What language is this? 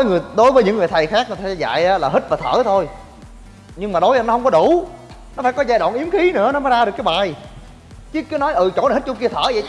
Vietnamese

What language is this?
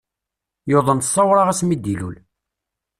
Kabyle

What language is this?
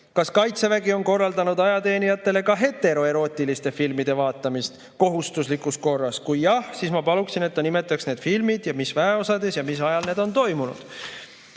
Estonian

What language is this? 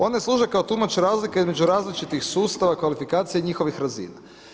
Croatian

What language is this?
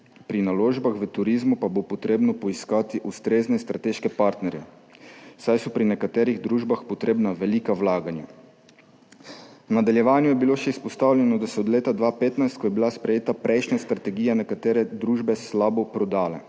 Slovenian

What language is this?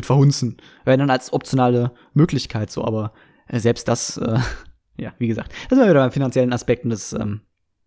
German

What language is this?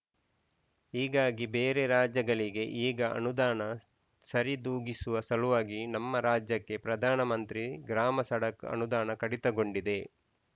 Kannada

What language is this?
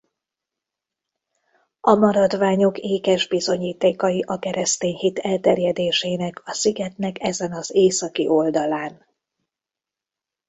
Hungarian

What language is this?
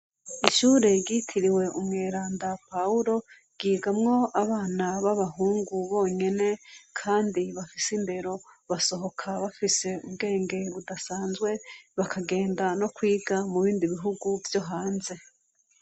Rundi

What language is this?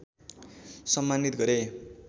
Nepali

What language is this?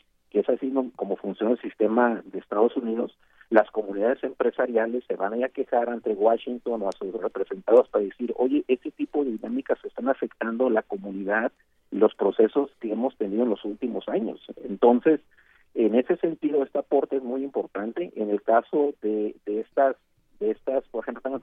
Spanish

